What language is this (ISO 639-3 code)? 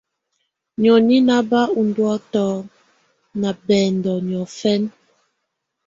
tvu